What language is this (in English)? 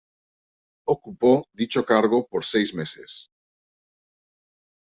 Spanish